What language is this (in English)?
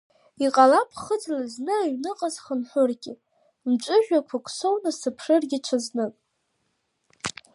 Abkhazian